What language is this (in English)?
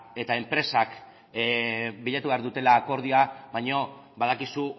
Basque